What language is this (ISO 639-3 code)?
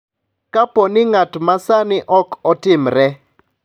luo